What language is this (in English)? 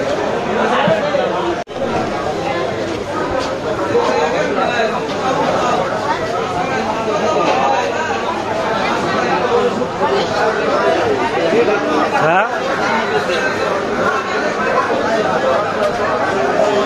Bangla